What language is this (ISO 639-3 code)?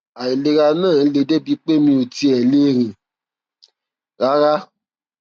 yor